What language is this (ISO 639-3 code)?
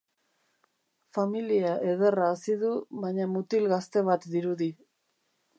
eus